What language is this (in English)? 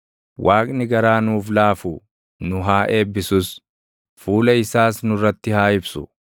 Oromo